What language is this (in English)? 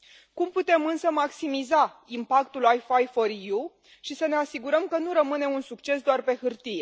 Romanian